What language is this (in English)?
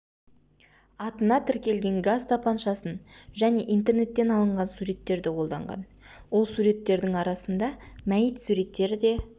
Kazakh